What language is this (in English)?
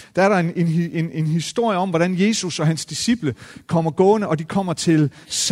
Danish